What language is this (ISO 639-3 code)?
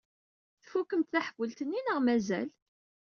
kab